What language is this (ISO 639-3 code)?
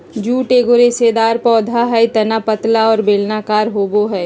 mag